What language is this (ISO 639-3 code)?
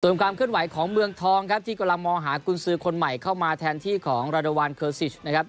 tha